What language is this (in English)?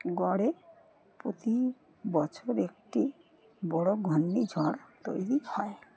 Bangla